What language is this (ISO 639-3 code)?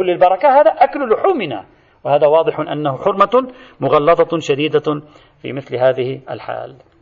ara